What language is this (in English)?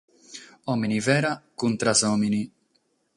Sardinian